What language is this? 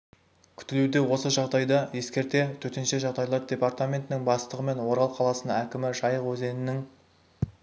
Kazakh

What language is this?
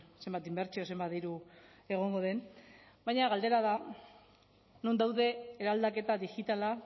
Basque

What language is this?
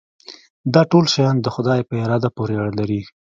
Pashto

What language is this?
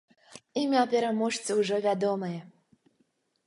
Belarusian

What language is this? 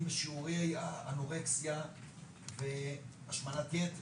Hebrew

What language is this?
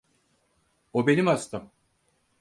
Turkish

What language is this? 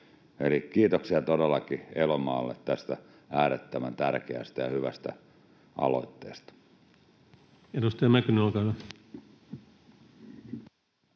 Finnish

